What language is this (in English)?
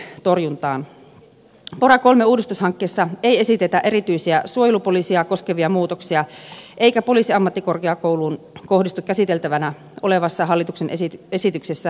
Finnish